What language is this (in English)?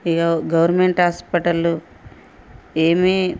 Telugu